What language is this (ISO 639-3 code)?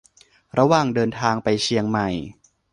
tha